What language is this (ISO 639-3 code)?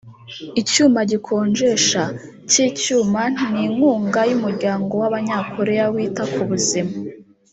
kin